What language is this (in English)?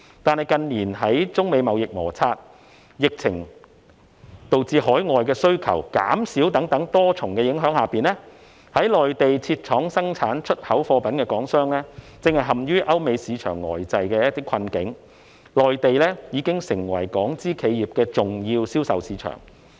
Cantonese